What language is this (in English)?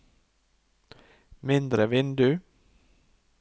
Norwegian